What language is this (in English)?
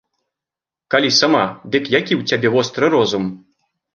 Belarusian